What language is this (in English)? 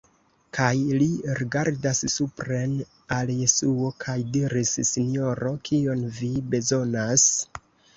Esperanto